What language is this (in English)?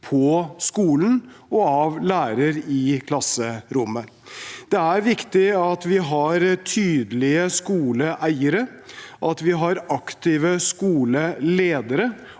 Norwegian